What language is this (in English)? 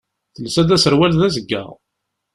Kabyle